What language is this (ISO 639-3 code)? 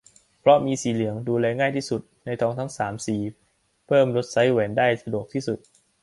tha